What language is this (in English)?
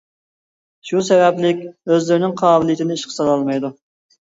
Uyghur